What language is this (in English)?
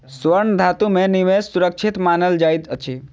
Maithili